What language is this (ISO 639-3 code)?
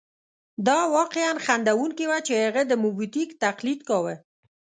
pus